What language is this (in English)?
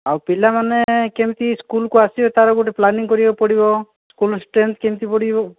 Odia